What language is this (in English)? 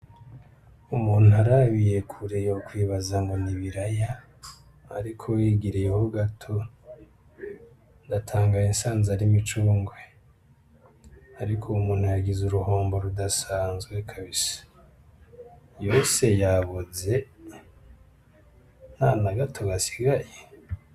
Rundi